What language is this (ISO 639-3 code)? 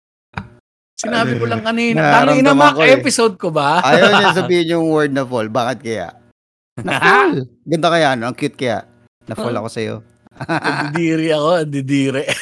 fil